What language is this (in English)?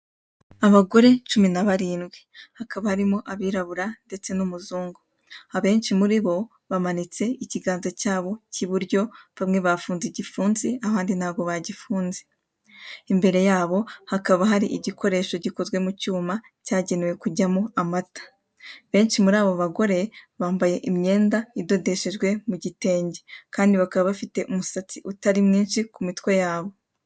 Kinyarwanda